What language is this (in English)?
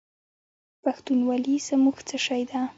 Pashto